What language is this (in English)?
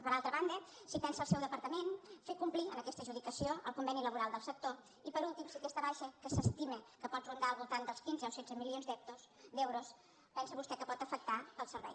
Catalan